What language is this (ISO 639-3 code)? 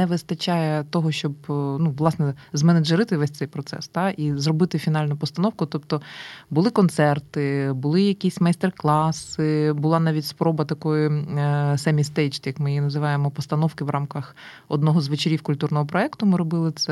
ukr